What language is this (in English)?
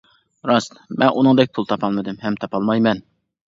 Uyghur